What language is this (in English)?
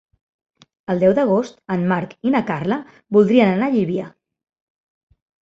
Catalan